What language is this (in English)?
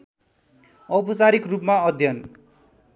Nepali